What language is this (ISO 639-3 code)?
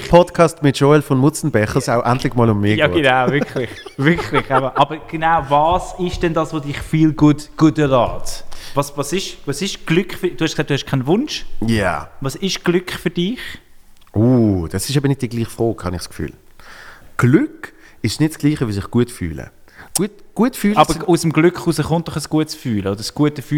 deu